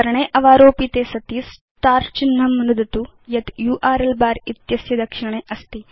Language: Sanskrit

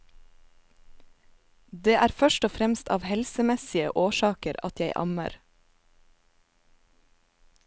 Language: Norwegian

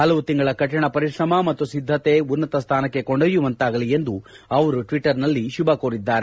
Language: Kannada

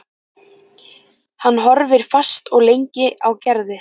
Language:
Icelandic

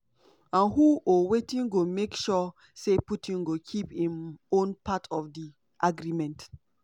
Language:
Nigerian Pidgin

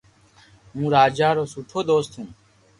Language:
Loarki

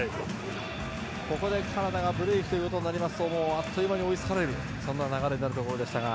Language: Japanese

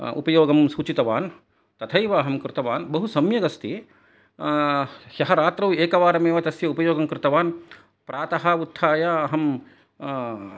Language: Sanskrit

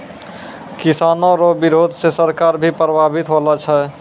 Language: Maithili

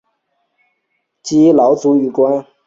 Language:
Chinese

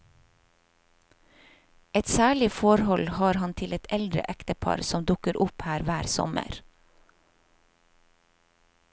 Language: Norwegian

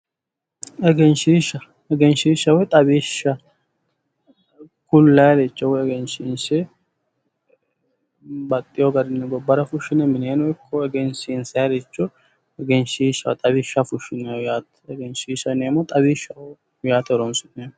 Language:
Sidamo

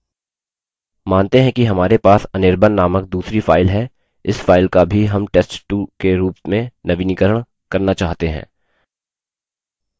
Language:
Hindi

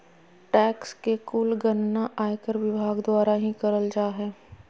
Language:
Magahi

